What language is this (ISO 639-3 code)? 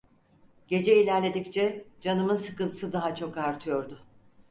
tur